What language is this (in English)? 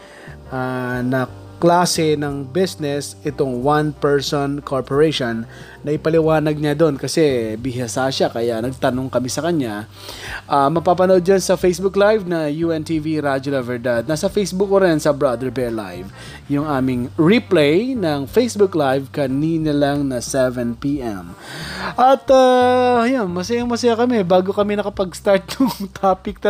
Filipino